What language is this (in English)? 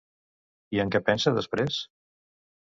Catalan